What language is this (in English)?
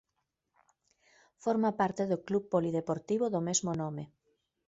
Galician